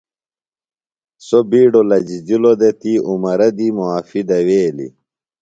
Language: Phalura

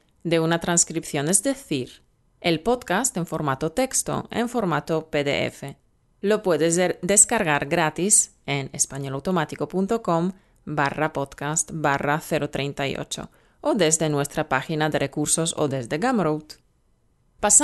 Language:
Spanish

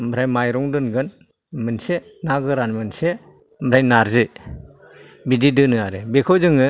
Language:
Bodo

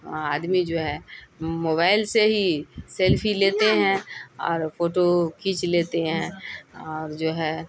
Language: Urdu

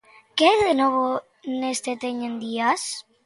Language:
Galician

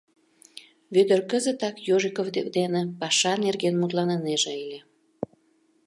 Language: Mari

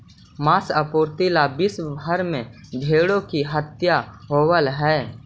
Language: Magahi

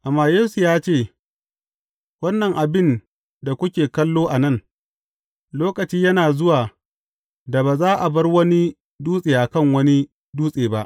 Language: Hausa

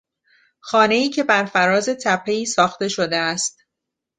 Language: Persian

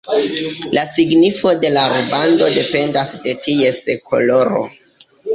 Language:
Esperanto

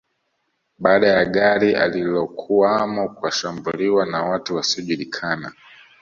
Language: Swahili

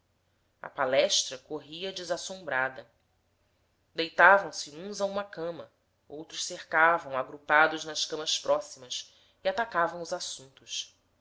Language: Portuguese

